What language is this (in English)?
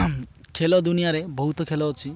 Odia